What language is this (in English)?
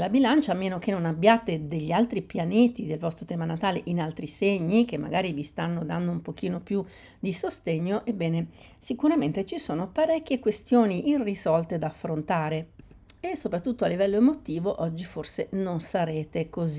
Italian